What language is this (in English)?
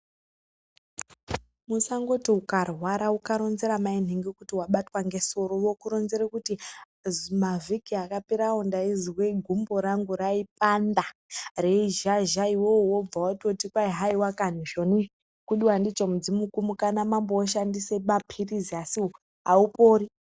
Ndau